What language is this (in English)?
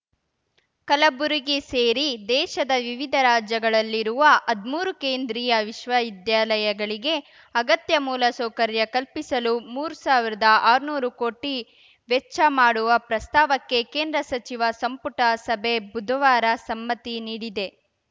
Kannada